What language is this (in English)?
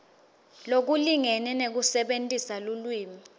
Swati